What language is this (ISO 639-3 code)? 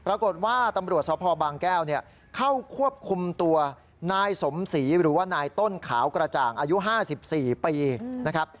tha